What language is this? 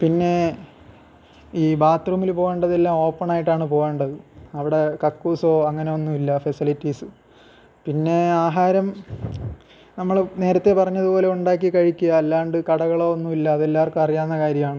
Malayalam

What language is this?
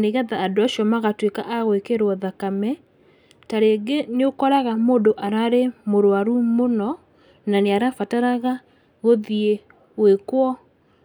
Kikuyu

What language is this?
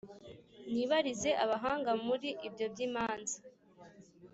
Kinyarwanda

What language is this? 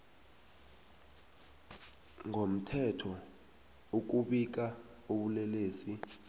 South Ndebele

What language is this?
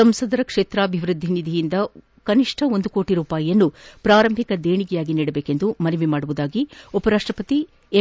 Kannada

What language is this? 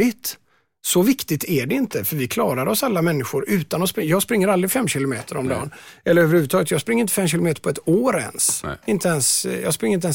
Swedish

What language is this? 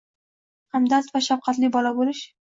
Uzbek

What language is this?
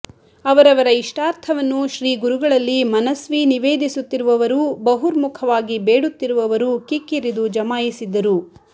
Kannada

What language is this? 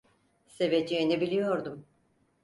Turkish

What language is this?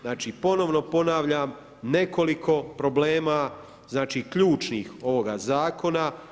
Croatian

